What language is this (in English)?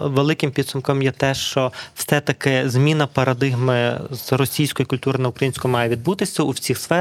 Ukrainian